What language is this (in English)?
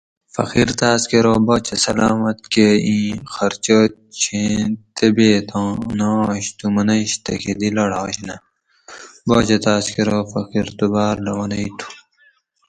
Gawri